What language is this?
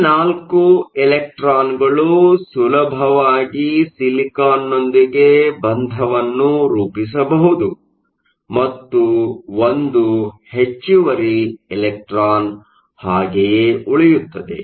Kannada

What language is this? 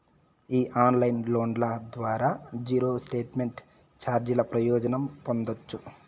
Telugu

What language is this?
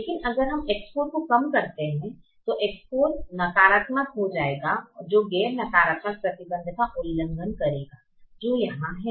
Hindi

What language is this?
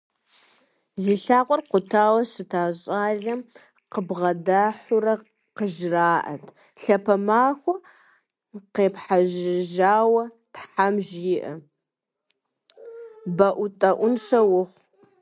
Kabardian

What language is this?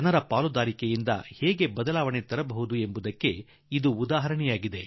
Kannada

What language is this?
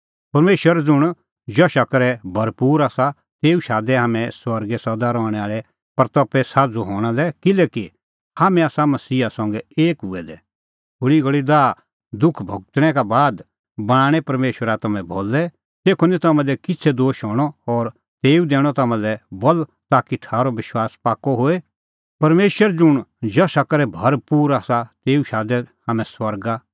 Kullu Pahari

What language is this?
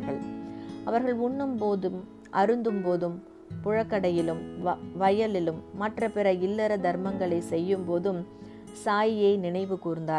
Tamil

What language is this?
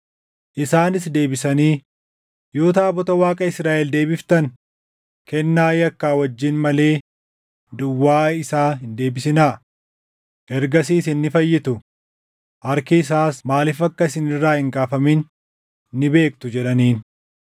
Oromo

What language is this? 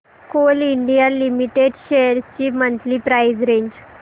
Marathi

